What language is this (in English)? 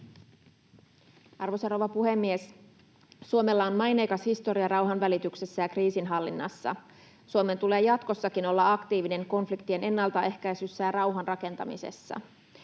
Finnish